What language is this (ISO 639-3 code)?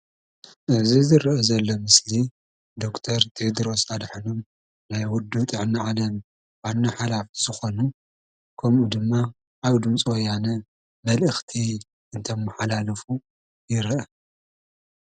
tir